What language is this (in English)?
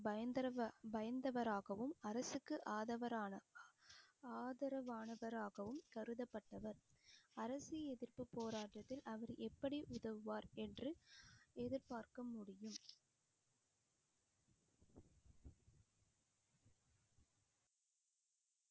Tamil